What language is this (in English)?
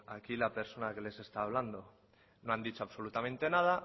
Spanish